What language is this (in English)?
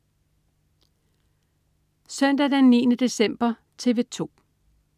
Danish